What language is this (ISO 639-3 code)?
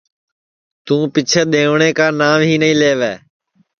ssi